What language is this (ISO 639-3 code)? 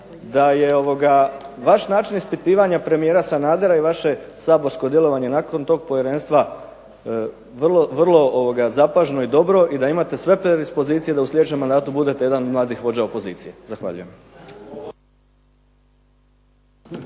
hrv